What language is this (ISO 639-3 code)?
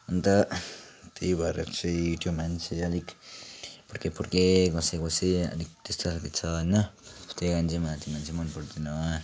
nep